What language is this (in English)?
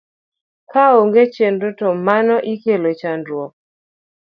Luo (Kenya and Tanzania)